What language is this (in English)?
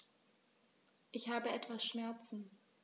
German